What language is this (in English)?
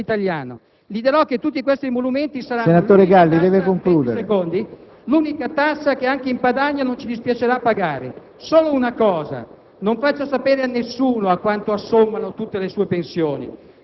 Italian